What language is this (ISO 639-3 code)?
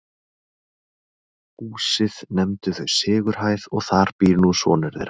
isl